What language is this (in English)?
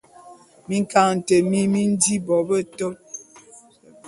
Bulu